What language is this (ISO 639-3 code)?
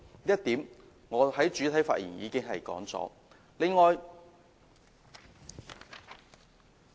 yue